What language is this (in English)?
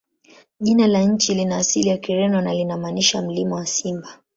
Swahili